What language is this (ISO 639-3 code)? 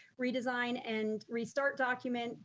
eng